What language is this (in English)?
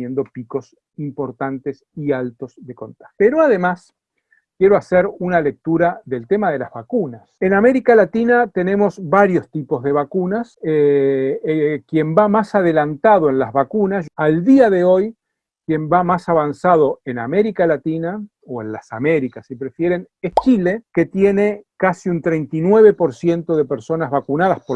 Spanish